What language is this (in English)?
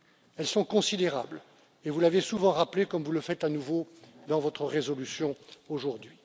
French